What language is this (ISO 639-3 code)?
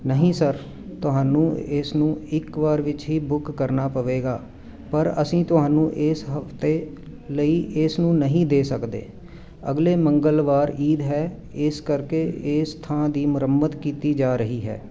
pan